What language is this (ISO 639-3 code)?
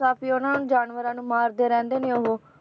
pan